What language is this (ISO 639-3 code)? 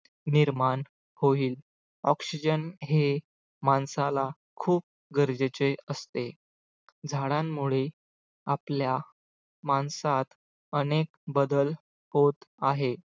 mar